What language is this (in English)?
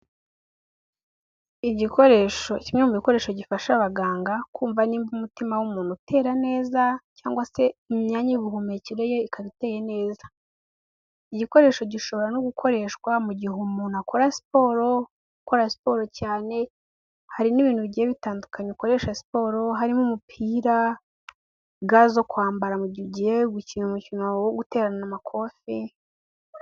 Kinyarwanda